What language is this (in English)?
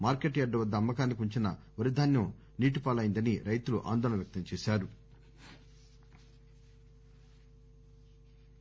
Telugu